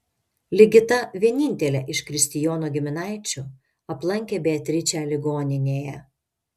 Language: Lithuanian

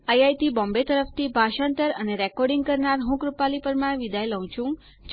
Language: Gujarati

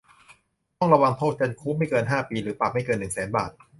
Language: Thai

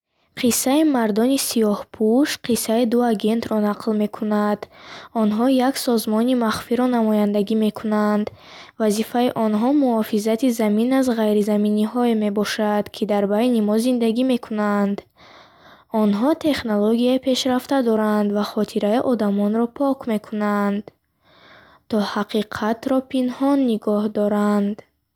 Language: Bukharic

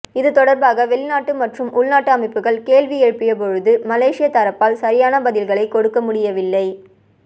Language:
Tamil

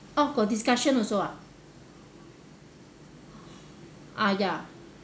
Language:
English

